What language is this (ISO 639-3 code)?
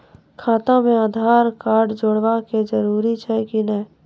mai